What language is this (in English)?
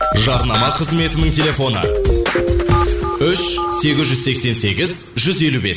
Kazakh